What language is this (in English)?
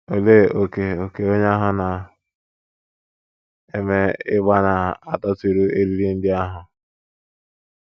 Igbo